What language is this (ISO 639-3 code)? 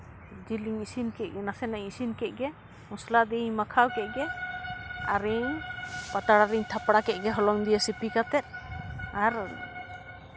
sat